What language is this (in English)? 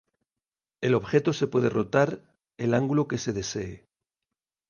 Spanish